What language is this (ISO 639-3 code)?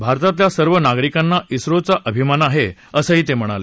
mar